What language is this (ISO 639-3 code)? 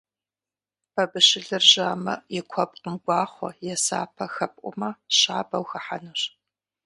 kbd